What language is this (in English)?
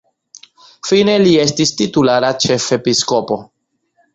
Esperanto